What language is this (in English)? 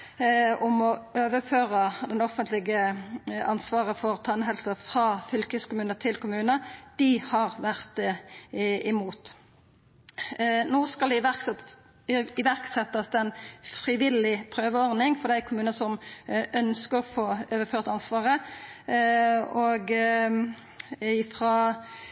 Norwegian Nynorsk